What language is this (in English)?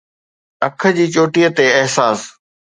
Sindhi